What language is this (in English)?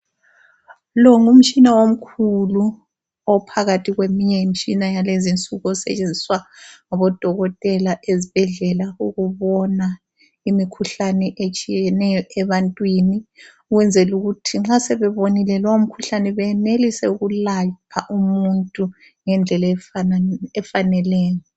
North Ndebele